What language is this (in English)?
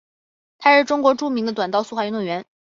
Chinese